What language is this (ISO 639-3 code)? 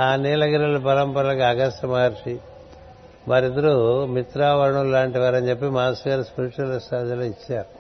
tel